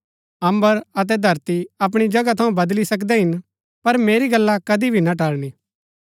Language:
Gaddi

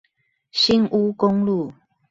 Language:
Chinese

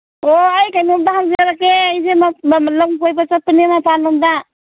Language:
Manipuri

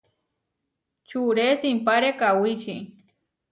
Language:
Huarijio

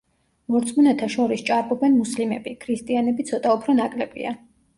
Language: Georgian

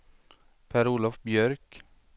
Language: Swedish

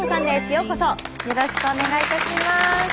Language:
Japanese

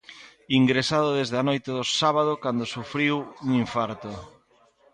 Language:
Galician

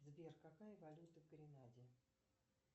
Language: Russian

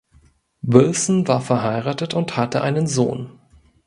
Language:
German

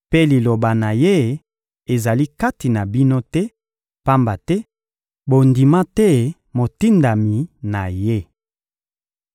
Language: Lingala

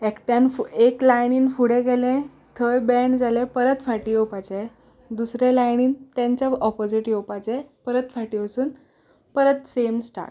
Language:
Konkani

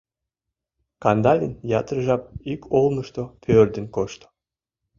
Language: Mari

